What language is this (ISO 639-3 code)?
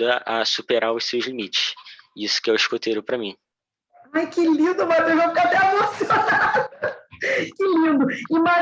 por